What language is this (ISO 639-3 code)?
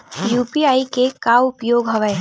hne